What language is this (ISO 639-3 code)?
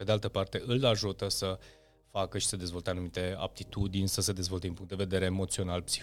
ron